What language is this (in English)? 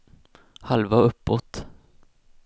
Swedish